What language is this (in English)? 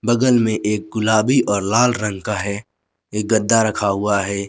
Hindi